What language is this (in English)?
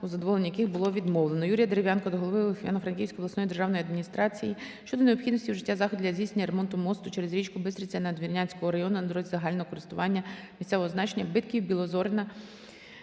Ukrainian